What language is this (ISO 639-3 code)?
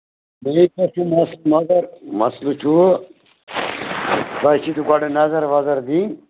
kas